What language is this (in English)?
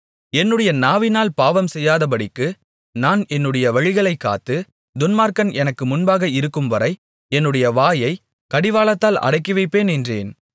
Tamil